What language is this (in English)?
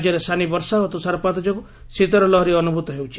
Odia